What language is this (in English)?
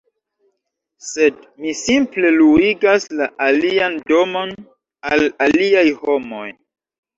Esperanto